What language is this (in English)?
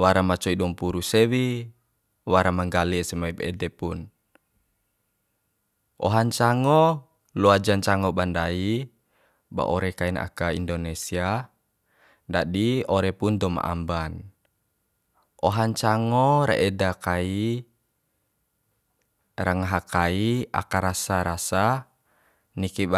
Bima